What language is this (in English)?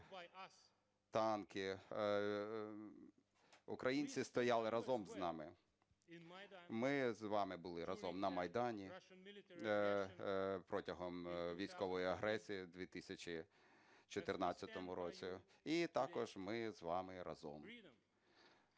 Ukrainian